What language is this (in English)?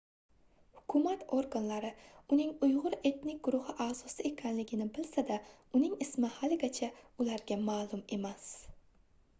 Uzbek